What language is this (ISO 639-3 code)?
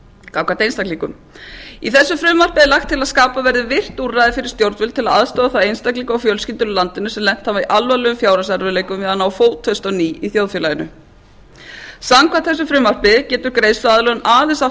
isl